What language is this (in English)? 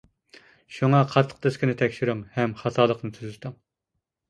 Uyghur